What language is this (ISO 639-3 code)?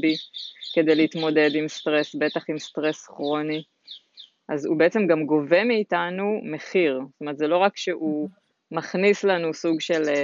heb